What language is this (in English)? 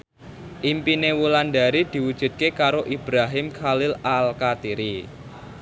Javanese